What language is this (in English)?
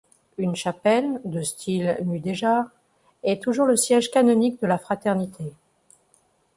French